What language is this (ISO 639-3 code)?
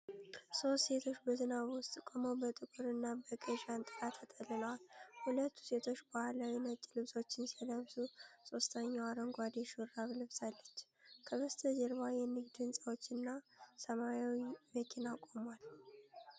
amh